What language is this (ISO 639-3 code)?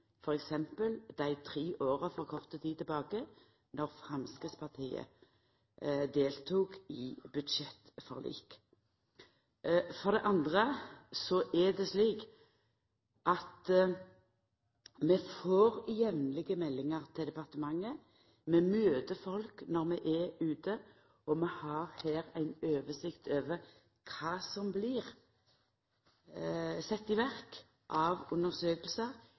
nno